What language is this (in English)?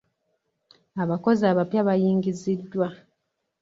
Ganda